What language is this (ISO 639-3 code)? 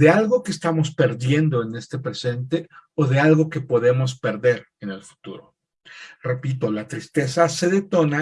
spa